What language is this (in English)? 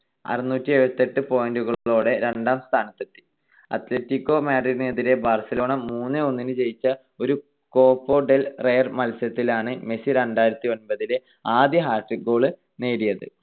Malayalam